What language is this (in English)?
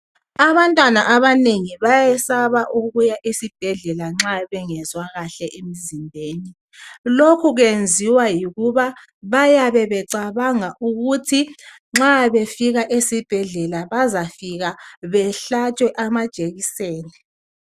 North Ndebele